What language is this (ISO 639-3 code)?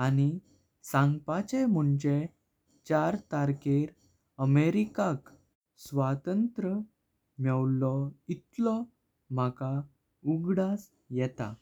kok